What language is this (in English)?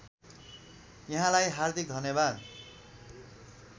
Nepali